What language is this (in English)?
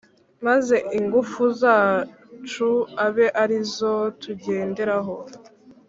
Kinyarwanda